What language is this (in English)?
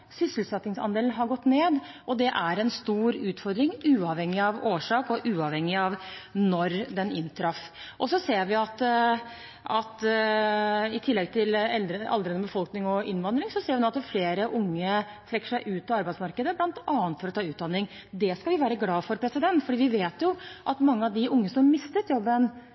Norwegian Bokmål